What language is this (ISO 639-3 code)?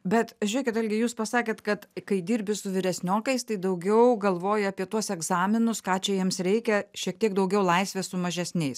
lit